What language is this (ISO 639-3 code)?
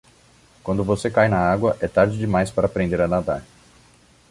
por